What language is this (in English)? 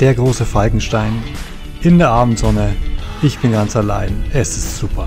German